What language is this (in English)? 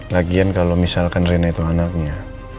Indonesian